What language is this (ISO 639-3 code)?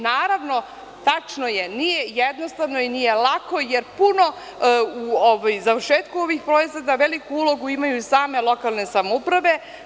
srp